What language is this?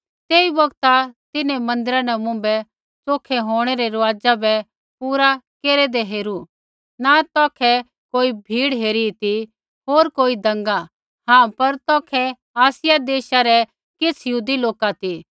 Kullu Pahari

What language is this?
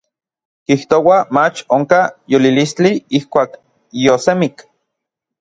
Orizaba Nahuatl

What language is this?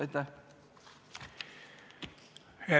Estonian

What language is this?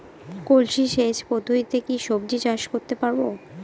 Bangla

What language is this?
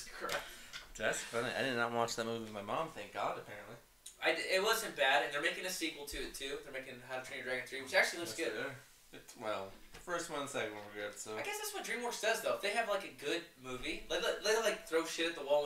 English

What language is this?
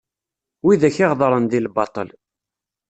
Kabyle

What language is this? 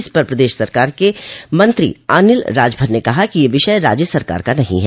Hindi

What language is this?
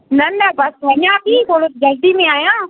Sindhi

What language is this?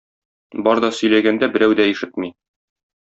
Tatar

